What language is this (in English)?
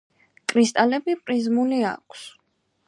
Georgian